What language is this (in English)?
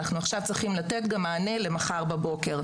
Hebrew